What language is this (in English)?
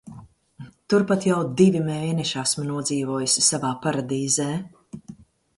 Latvian